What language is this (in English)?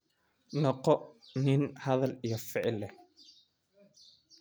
Somali